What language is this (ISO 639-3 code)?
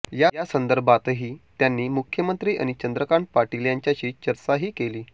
mar